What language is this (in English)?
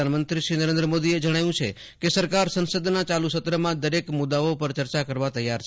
Gujarati